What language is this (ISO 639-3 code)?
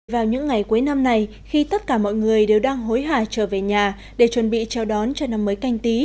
vie